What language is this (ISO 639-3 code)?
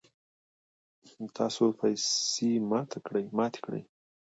pus